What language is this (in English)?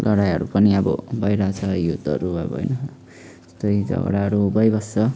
Nepali